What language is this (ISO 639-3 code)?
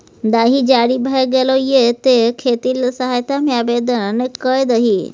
mai